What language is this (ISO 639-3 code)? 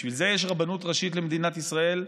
heb